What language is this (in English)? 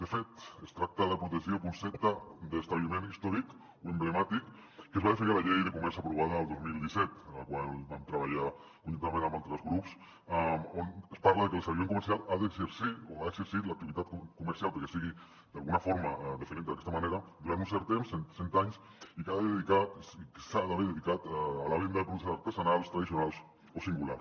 Catalan